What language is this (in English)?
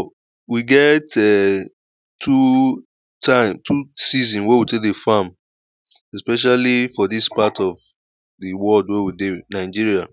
Nigerian Pidgin